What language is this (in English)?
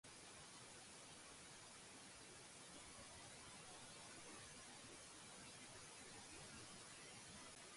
Georgian